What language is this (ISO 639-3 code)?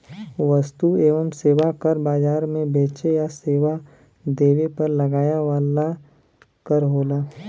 bho